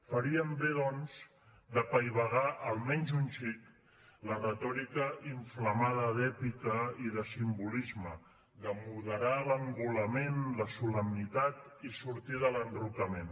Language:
Catalan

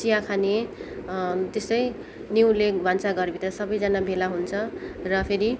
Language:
Nepali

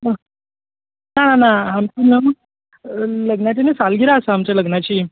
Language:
Konkani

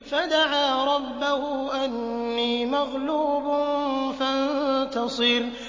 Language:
Arabic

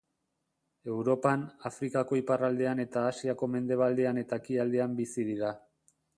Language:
Basque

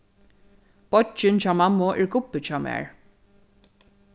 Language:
Faroese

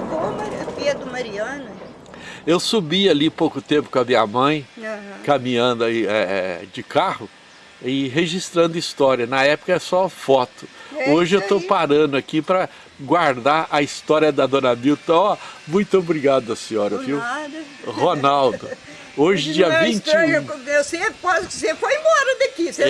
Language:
Portuguese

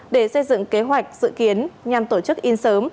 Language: Vietnamese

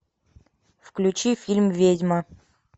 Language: Russian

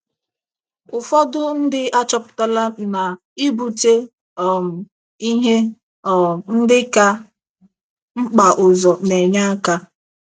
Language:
Igbo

